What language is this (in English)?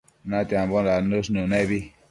Matsés